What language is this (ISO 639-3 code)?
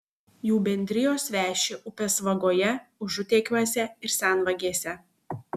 lit